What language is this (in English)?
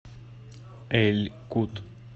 Russian